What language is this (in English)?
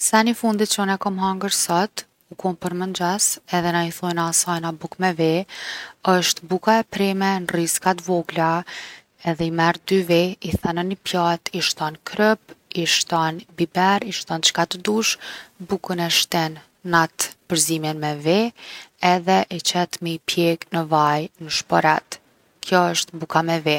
Gheg Albanian